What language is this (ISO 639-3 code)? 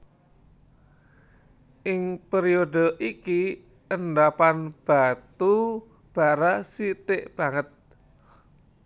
jav